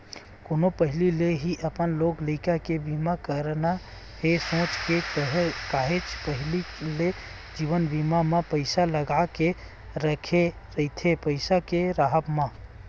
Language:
Chhattisgarhi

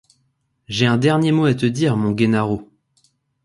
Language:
French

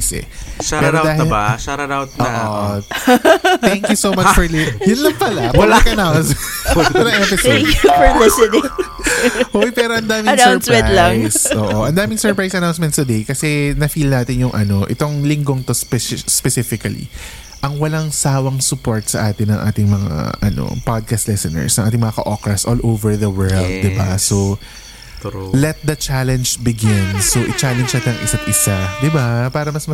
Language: Filipino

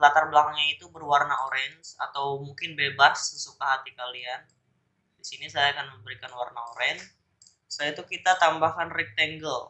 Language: Indonesian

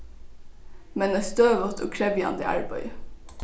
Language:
Faroese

